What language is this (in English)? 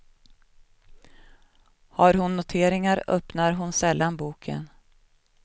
Swedish